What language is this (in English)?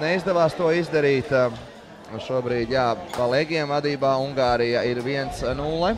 Latvian